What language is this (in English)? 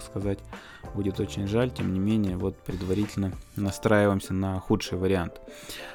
Russian